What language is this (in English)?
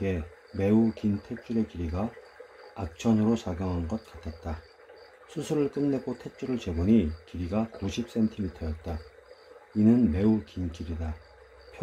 Korean